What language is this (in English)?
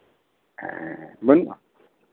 Santali